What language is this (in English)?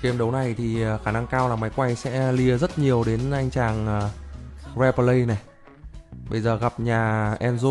Vietnamese